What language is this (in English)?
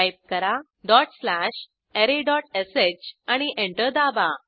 Marathi